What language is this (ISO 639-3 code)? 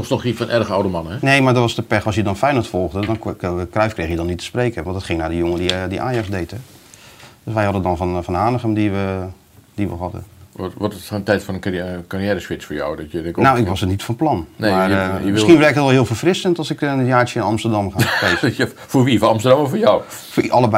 nld